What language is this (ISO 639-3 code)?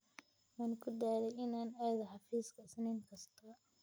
som